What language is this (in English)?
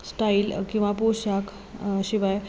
Marathi